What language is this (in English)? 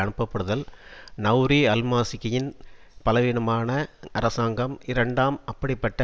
Tamil